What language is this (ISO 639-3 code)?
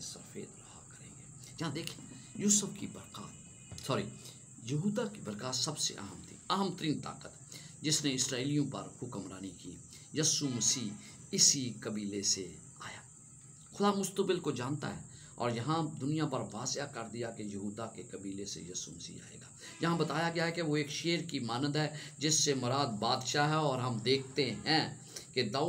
hin